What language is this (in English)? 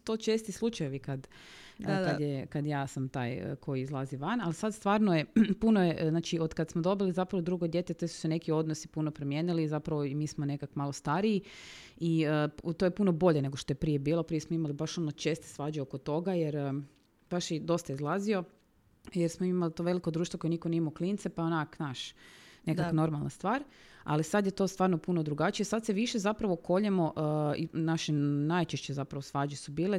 Croatian